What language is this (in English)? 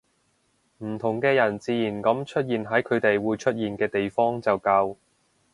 Cantonese